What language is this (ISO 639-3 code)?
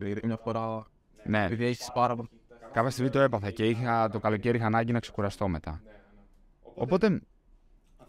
ell